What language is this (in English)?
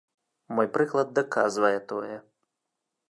Belarusian